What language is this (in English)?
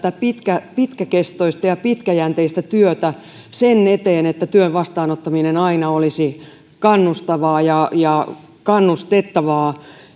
Finnish